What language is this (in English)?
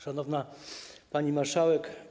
Polish